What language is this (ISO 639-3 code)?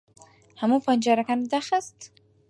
ckb